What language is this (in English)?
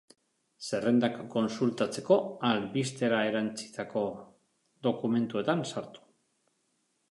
Basque